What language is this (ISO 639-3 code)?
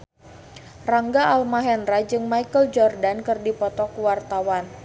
sun